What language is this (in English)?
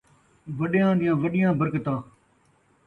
Saraiki